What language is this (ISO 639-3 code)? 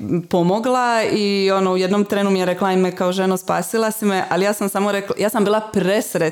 hrv